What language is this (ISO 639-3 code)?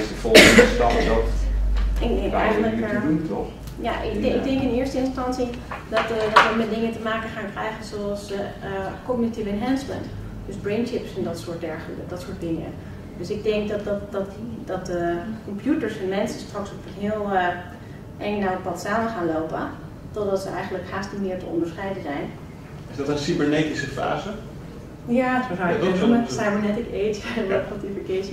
nld